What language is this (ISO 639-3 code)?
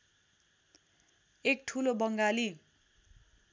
nep